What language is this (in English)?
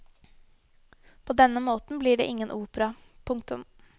Norwegian